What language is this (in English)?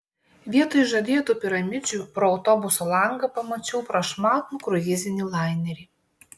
Lithuanian